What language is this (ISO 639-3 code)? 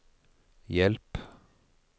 nor